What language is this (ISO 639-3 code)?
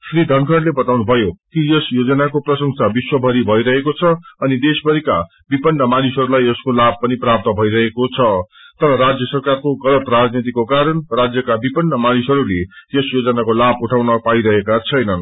nep